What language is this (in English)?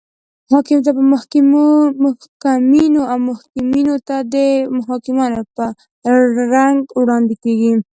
Pashto